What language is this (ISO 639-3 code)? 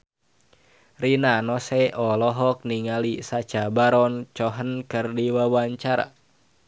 sun